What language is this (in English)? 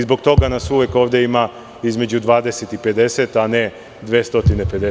Serbian